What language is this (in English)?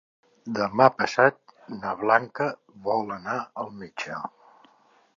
Catalan